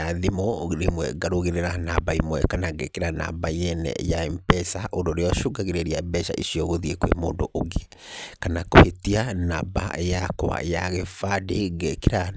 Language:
Kikuyu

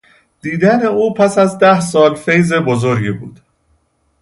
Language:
Persian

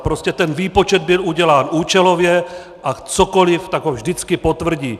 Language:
Czech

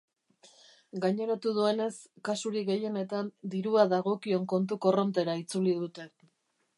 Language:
Basque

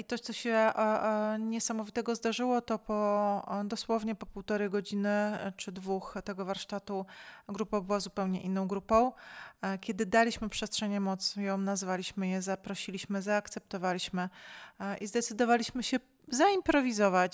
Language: Polish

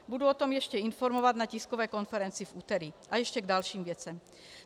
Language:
Czech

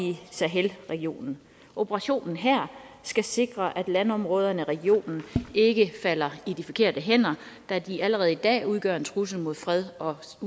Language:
Danish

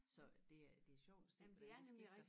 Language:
Danish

